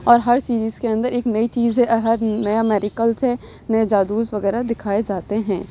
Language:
Urdu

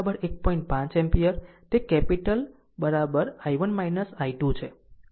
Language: Gujarati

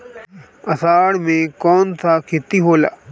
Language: Bhojpuri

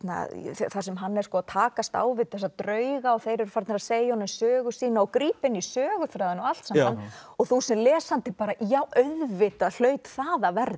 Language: Icelandic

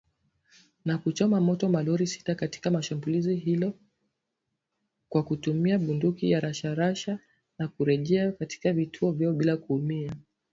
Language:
Swahili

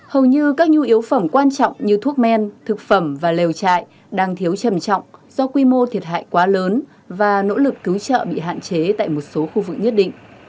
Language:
Vietnamese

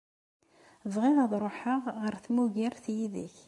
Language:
Kabyle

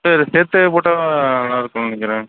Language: Tamil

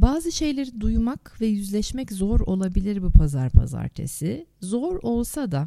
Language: Turkish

